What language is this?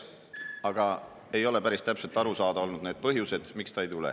Estonian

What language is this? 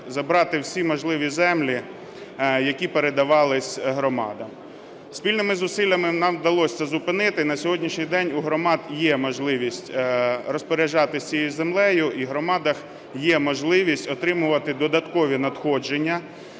Ukrainian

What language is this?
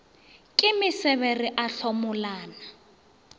Northern Sotho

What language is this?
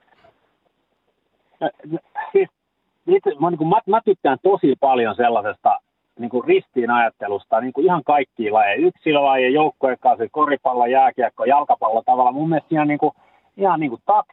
Finnish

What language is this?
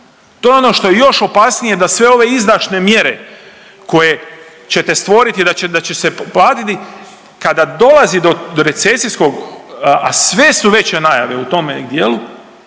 Croatian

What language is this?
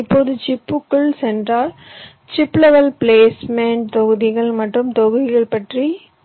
Tamil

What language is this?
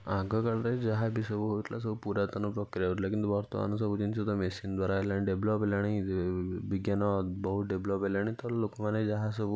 Odia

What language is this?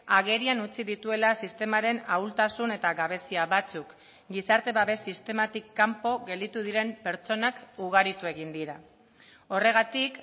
Basque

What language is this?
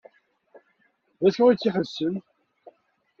Kabyle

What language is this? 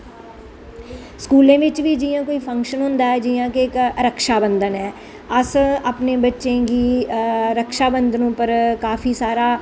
Dogri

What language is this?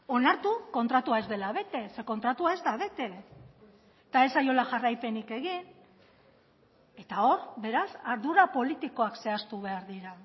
Basque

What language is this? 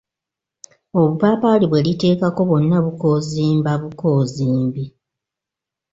Ganda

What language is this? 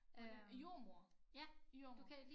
Danish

